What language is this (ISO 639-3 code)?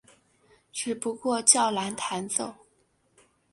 zho